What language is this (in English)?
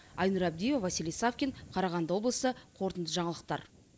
Kazakh